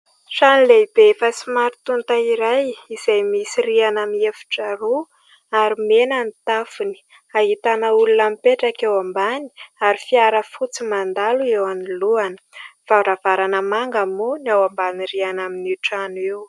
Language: Malagasy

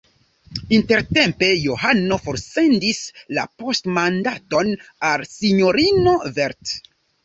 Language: Esperanto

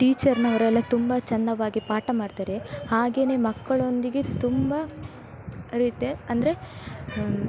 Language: Kannada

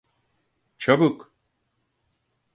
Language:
Turkish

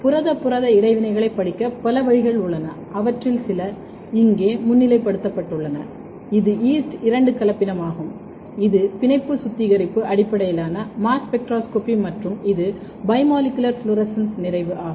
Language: Tamil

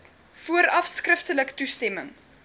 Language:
Afrikaans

